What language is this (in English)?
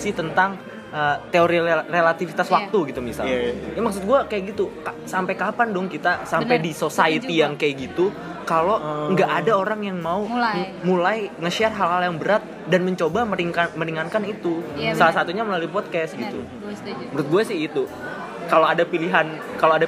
Indonesian